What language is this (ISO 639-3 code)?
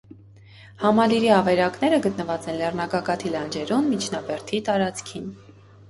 hye